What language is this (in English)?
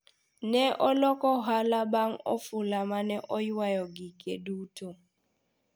Luo (Kenya and Tanzania)